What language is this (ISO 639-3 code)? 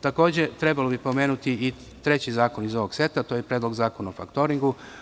srp